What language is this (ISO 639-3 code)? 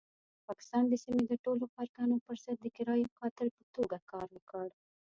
pus